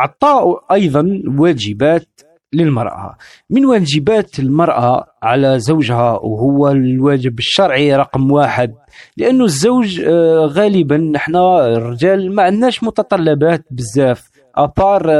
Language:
Arabic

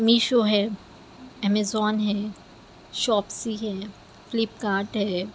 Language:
Urdu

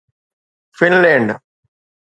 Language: Sindhi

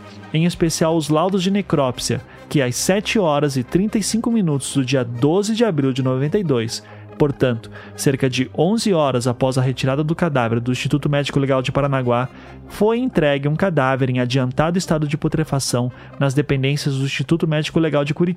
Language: Portuguese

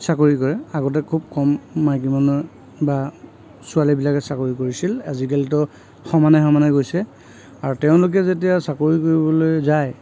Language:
Assamese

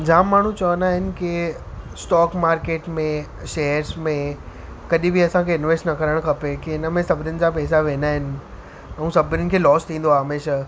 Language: Sindhi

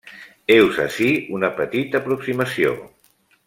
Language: Catalan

